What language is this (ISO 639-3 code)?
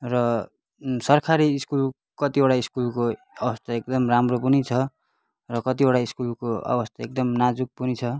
nep